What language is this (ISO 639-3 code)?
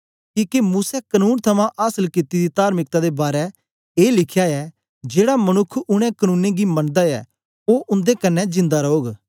doi